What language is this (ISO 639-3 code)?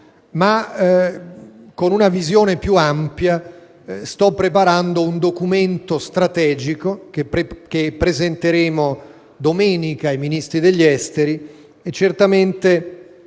ita